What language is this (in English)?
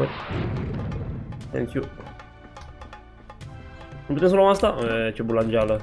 Romanian